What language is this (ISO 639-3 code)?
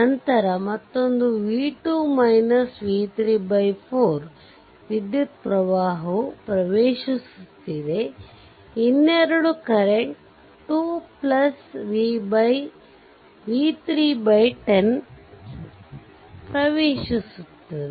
kan